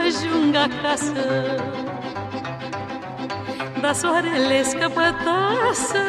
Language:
Romanian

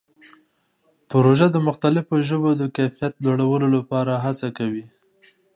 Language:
Pashto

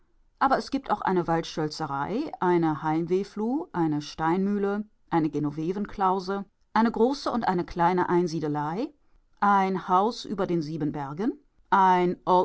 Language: German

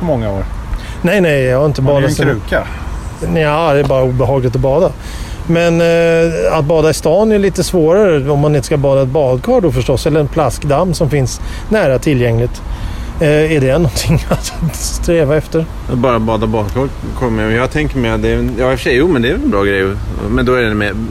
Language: Swedish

